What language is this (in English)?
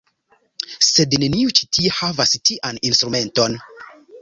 Esperanto